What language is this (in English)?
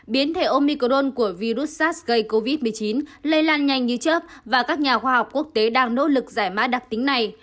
Vietnamese